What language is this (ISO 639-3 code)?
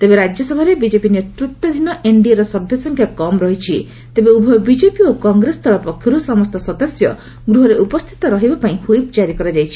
ori